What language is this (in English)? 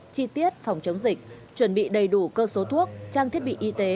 Vietnamese